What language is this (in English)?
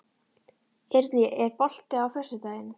Icelandic